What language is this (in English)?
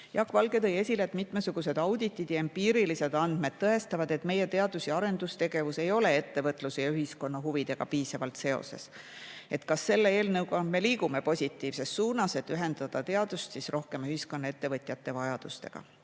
Estonian